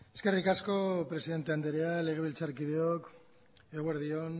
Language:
Basque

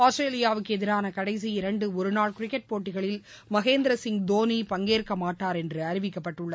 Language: Tamil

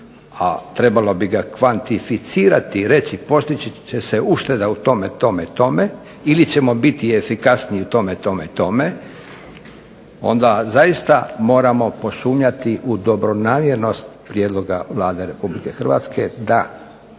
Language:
Croatian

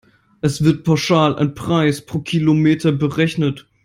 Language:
German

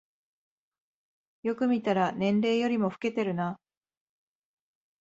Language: Japanese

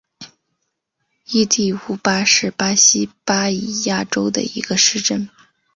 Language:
Chinese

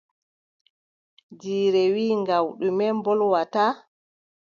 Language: Adamawa Fulfulde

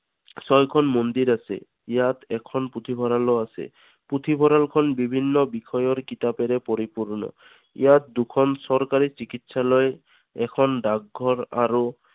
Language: Assamese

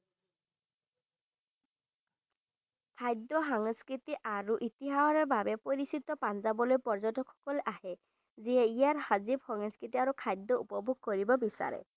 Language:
Assamese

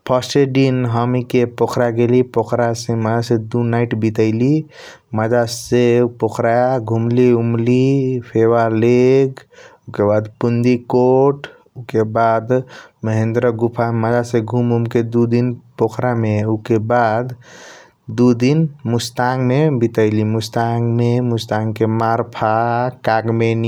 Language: Kochila Tharu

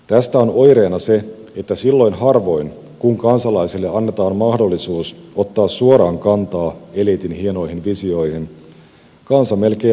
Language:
Finnish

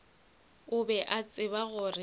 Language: Northern Sotho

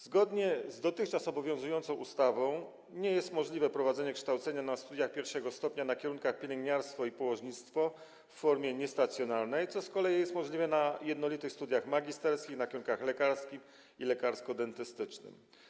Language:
Polish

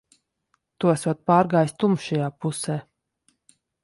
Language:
Latvian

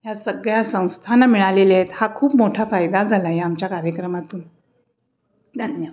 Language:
Marathi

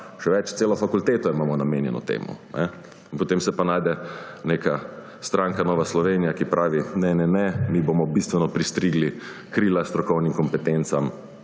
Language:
Slovenian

